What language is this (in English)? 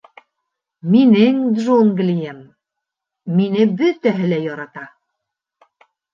Bashkir